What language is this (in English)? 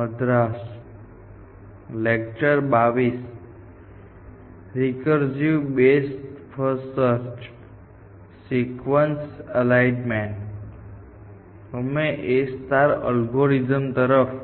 Gujarati